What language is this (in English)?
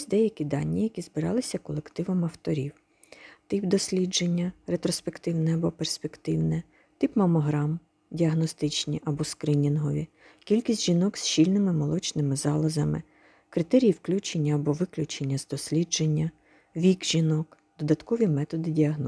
Ukrainian